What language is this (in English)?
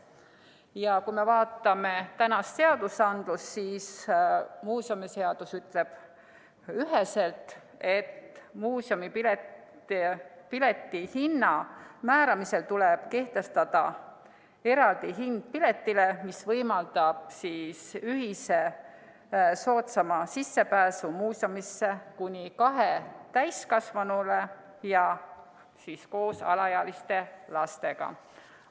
Estonian